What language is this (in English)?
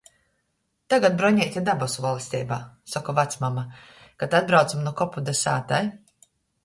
Latgalian